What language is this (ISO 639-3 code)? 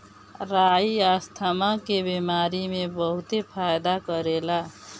bho